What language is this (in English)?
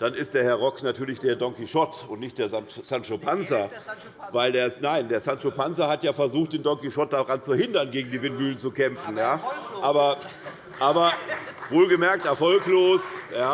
German